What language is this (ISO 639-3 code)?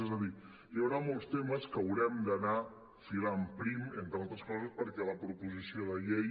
cat